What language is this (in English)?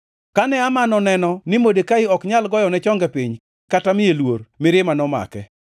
Luo (Kenya and Tanzania)